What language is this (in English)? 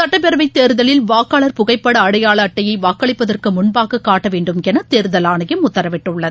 Tamil